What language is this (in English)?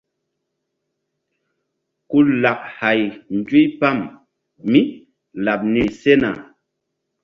Mbum